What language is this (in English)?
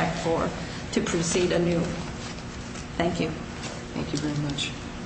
English